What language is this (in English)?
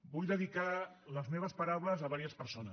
Catalan